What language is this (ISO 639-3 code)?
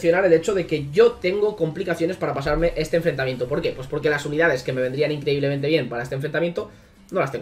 spa